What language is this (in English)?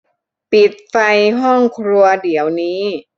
Thai